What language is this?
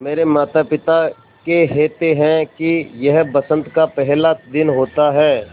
Hindi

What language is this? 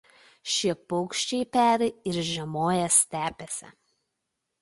Lithuanian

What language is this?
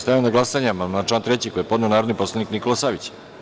Serbian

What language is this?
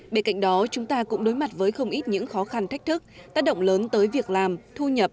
Vietnamese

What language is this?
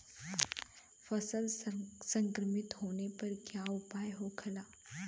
Bhojpuri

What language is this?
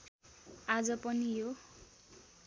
Nepali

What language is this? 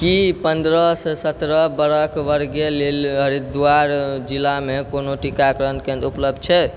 Maithili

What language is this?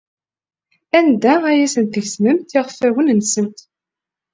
Kabyle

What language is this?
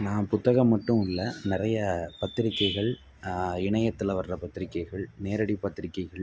Tamil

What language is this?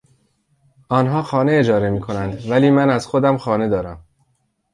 Persian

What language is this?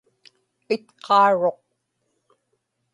Inupiaq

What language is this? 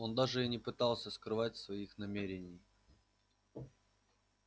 Russian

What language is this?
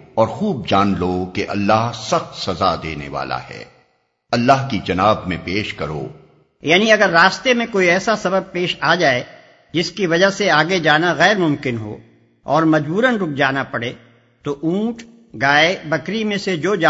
Urdu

